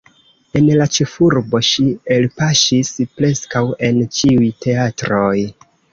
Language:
Esperanto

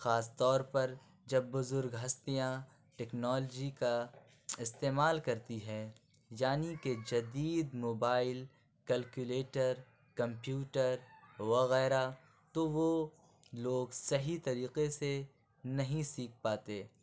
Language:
Urdu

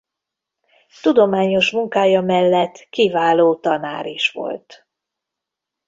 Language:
Hungarian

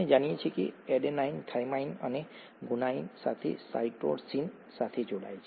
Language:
Gujarati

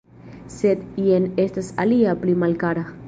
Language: Esperanto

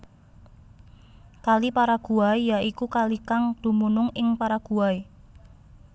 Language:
Javanese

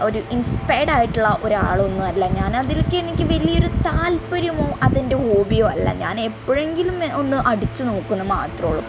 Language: Malayalam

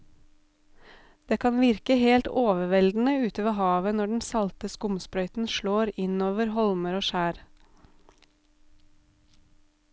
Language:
Norwegian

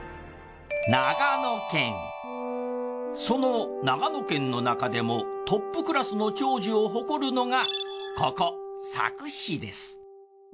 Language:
Japanese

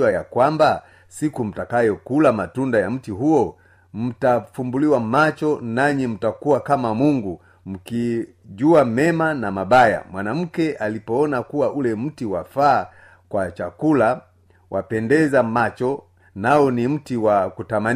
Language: Swahili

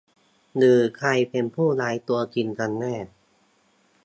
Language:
Thai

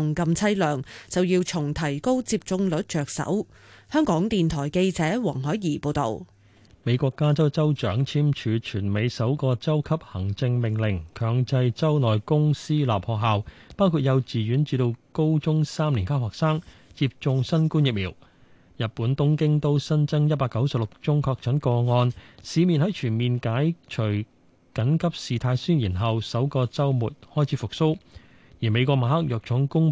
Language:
Chinese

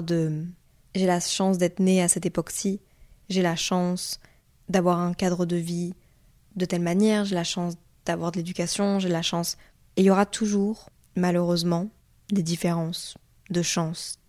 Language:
French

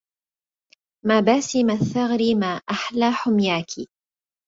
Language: Arabic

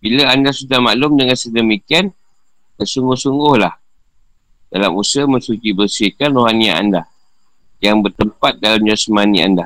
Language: Malay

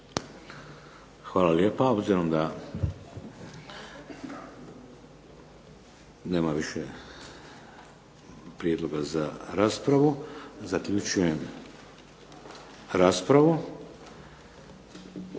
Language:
Croatian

